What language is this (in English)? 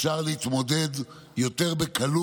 Hebrew